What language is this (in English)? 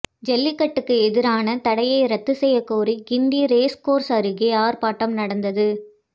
Tamil